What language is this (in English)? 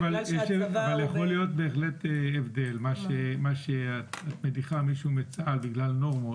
Hebrew